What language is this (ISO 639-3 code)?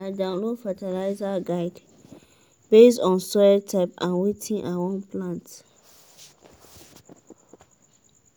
pcm